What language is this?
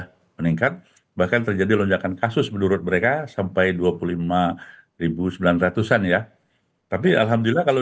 Indonesian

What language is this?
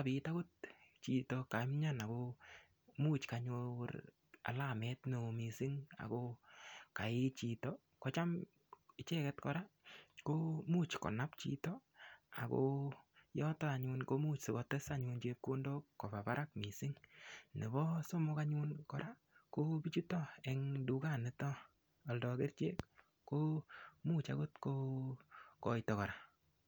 Kalenjin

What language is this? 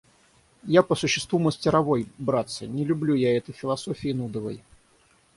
Russian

